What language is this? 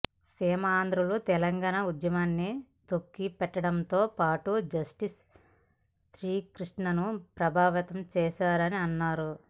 Telugu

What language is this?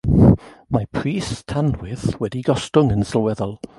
Welsh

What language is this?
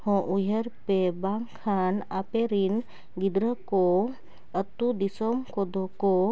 Santali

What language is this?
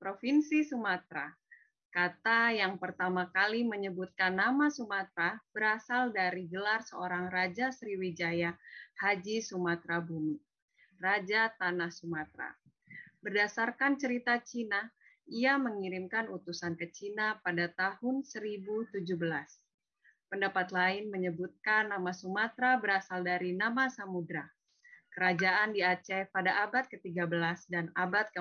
Indonesian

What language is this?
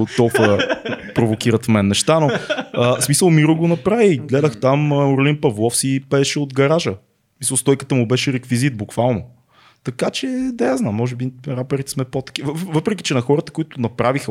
Bulgarian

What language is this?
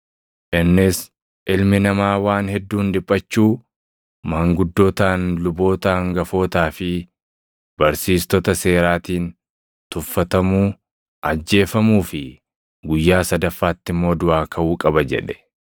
Oromo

